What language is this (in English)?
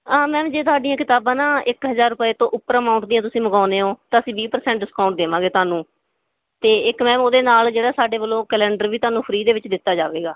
Punjabi